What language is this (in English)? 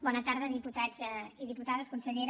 Catalan